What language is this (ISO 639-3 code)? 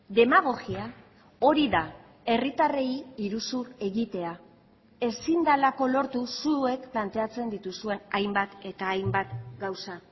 eus